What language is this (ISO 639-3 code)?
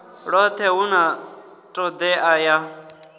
ven